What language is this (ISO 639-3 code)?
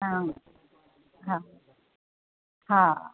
snd